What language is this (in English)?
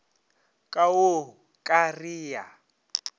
Northern Sotho